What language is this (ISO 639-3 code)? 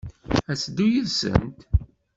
kab